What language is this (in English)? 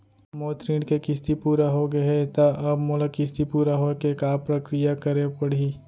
Chhattisgarhi